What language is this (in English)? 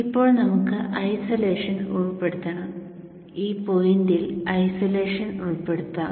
Malayalam